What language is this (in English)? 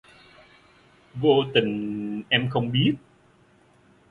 Vietnamese